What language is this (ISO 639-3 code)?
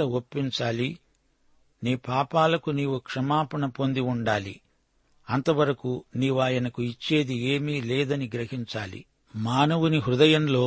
tel